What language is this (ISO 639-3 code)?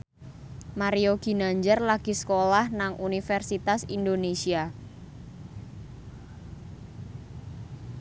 jav